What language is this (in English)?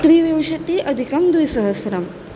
Sanskrit